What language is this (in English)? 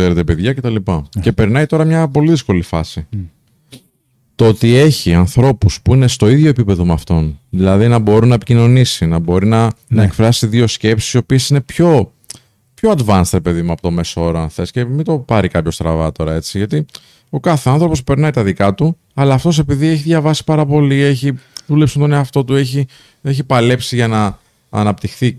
Greek